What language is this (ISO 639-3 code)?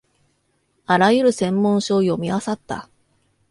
jpn